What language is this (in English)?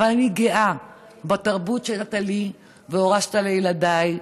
Hebrew